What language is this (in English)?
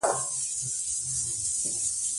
Pashto